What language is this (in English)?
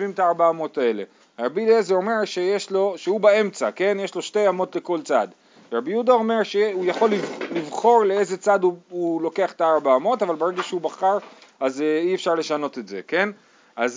Hebrew